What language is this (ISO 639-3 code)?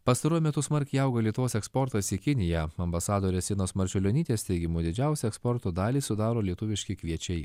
lit